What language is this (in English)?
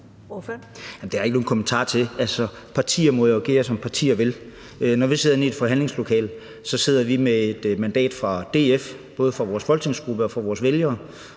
Danish